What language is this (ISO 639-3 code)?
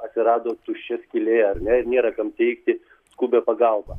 lit